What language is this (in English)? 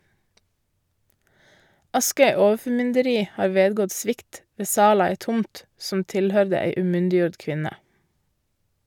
Norwegian